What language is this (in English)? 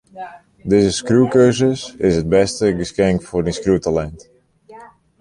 Western Frisian